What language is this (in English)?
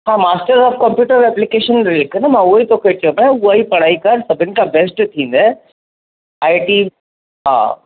Sindhi